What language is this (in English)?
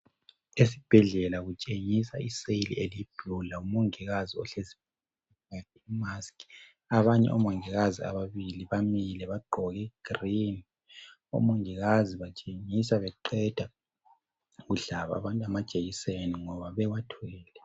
North Ndebele